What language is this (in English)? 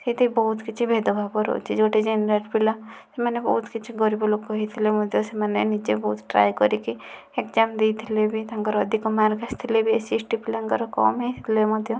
Odia